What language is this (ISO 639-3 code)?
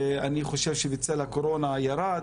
heb